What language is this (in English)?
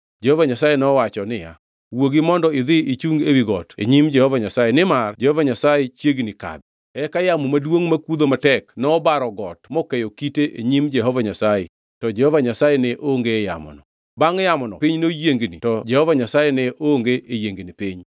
Luo (Kenya and Tanzania)